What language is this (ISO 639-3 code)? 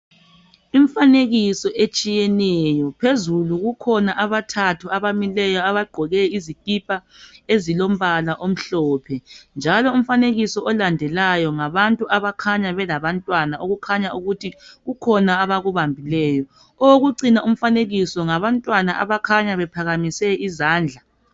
nde